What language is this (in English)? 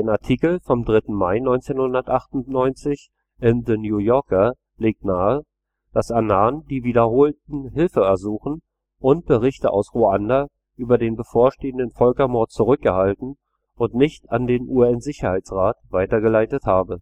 German